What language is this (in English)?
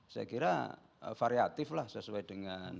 Indonesian